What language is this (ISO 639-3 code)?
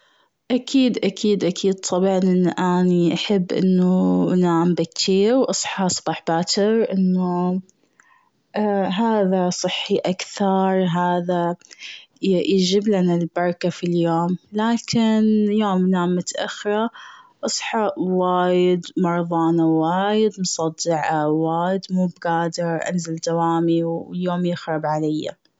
afb